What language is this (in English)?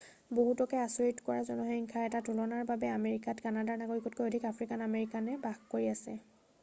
Assamese